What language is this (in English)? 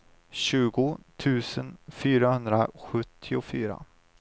Swedish